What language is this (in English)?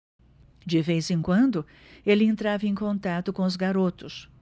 Portuguese